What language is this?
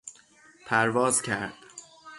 Persian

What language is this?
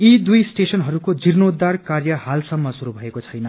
Nepali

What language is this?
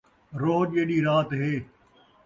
Saraiki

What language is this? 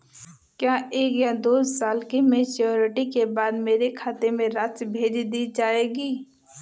Hindi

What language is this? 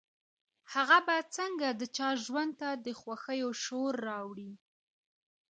Pashto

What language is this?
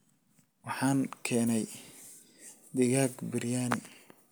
Somali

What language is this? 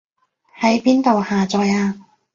Cantonese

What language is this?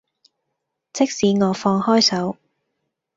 Cantonese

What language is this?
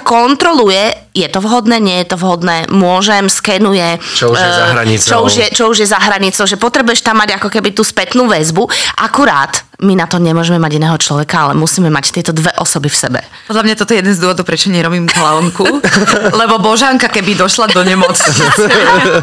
Slovak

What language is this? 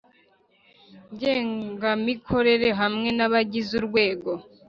Kinyarwanda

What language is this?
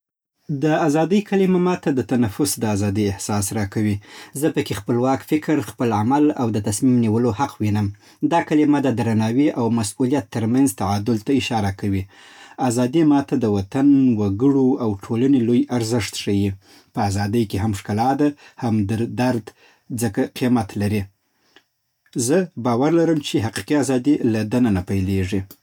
Southern Pashto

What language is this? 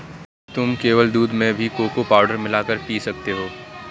Hindi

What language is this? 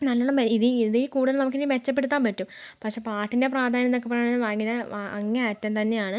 Malayalam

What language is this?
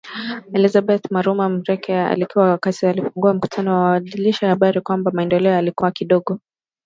Swahili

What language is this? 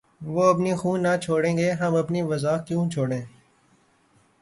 Urdu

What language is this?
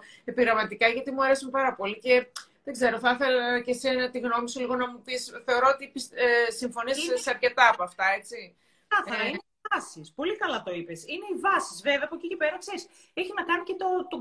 Greek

